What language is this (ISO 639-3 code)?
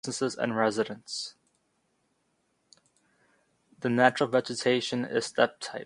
eng